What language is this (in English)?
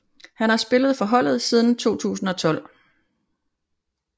Danish